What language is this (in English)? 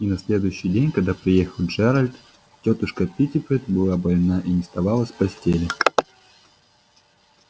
Russian